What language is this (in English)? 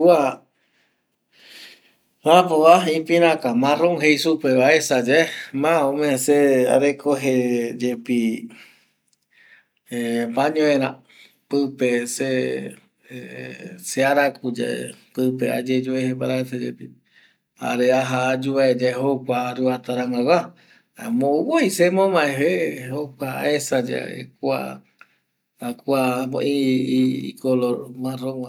Eastern Bolivian Guaraní